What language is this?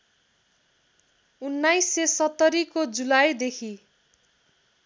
Nepali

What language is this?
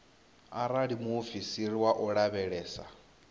Venda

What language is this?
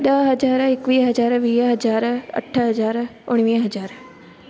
Sindhi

